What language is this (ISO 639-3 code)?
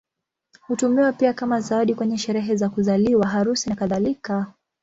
swa